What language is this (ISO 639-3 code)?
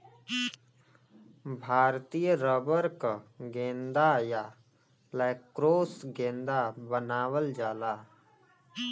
bho